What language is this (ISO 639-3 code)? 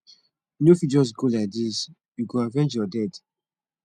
pcm